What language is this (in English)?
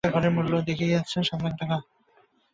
Bangla